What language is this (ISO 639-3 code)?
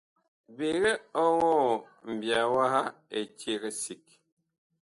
bkh